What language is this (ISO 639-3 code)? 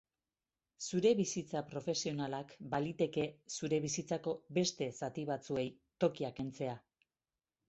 eus